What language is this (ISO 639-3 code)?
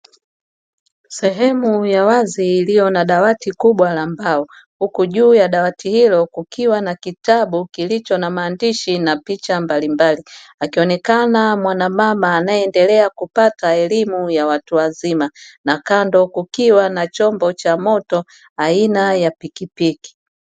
swa